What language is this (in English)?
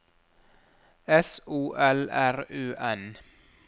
Norwegian